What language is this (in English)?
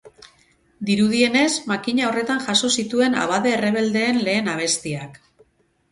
Basque